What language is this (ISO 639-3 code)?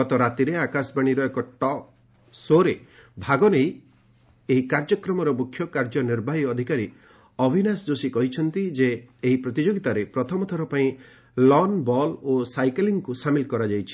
ori